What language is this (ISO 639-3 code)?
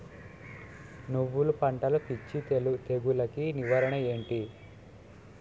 tel